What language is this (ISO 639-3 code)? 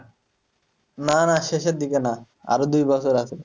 ben